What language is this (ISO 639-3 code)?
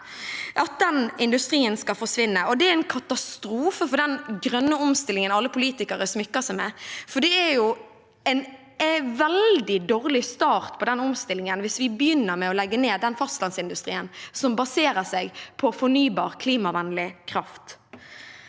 nor